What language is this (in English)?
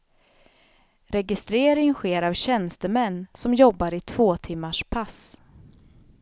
Swedish